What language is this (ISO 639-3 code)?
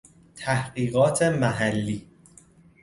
fas